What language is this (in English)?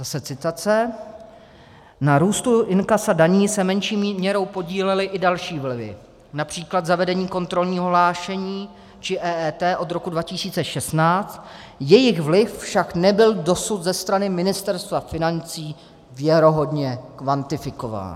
Czech